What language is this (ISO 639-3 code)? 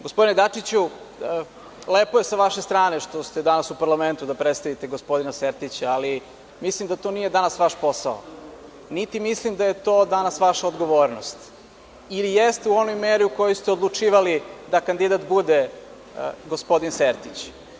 srp